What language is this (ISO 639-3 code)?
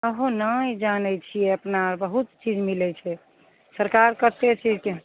mai